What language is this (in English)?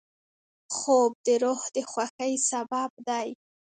Pashto